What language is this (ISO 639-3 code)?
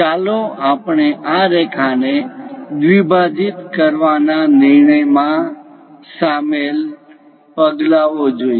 guj